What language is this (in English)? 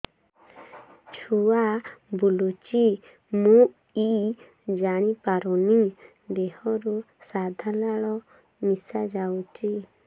Odia